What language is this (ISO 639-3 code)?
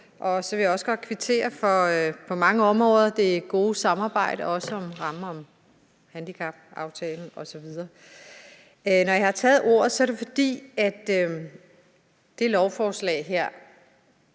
dan